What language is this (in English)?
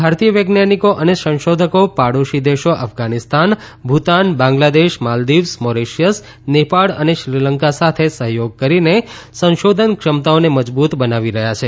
Gujarati